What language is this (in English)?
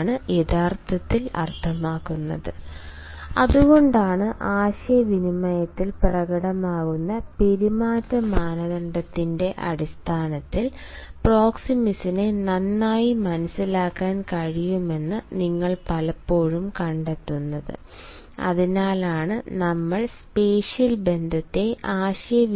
Malayalam